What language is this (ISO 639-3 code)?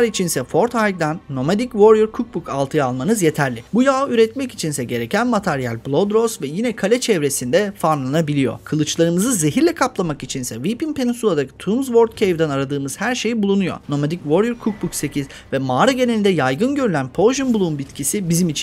tur